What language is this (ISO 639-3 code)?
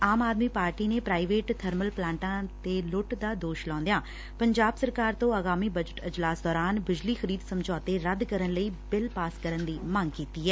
pan